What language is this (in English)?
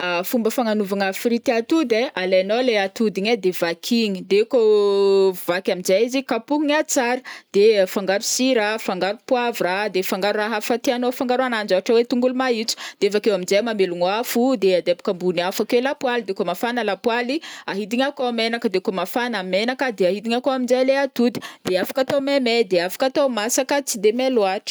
Northern Betsimisaraka Malagasy